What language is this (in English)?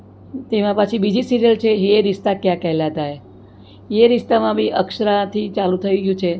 Gujarati